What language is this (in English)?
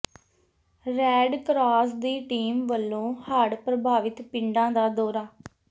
Punjabi